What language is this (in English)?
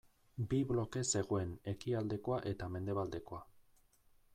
Basque